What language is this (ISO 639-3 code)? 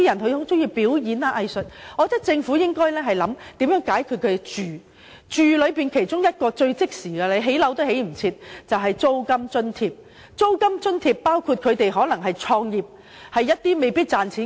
yue